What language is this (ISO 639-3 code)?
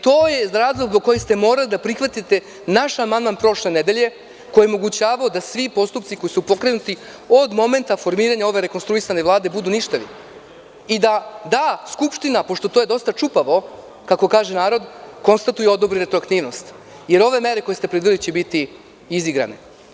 srp